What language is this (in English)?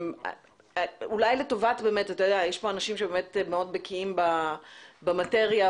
Hebrew